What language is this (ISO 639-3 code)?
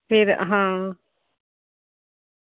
doi